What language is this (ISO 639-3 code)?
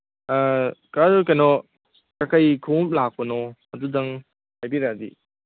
mni